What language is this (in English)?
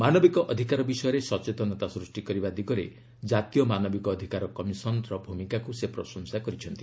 Odia